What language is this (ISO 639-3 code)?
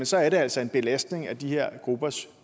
dan